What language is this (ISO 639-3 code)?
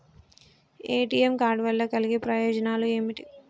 tel